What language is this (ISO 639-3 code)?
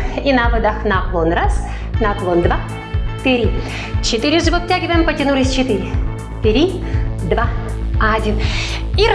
rus